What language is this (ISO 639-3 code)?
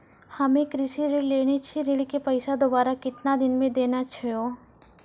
mai